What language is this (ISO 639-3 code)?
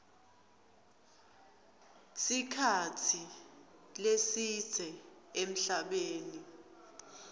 ssw